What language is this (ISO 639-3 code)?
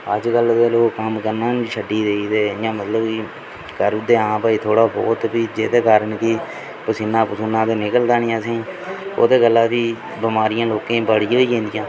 doi